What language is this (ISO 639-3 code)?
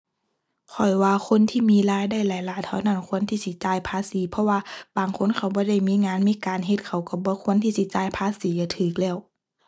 tha